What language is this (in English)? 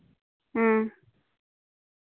Santali